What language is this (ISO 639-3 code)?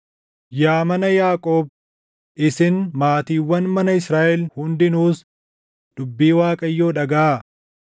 orm